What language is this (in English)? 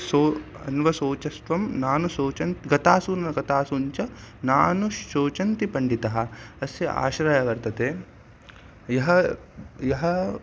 Sanskrit